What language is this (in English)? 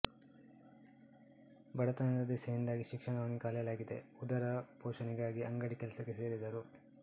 Kannada